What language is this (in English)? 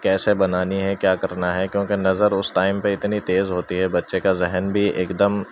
Urdu